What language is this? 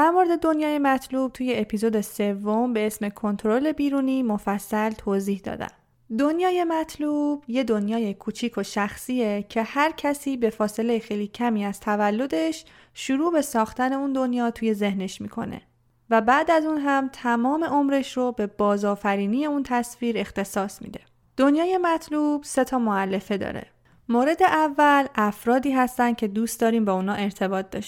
Persian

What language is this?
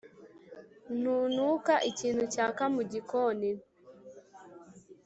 Kinyarwanda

